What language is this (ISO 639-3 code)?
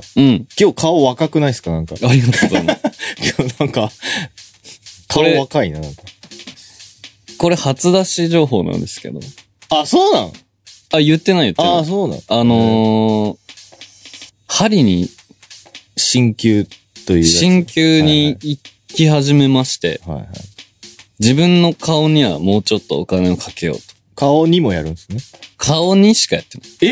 jpn